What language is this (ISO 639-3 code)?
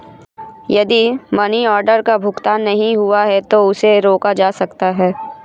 hin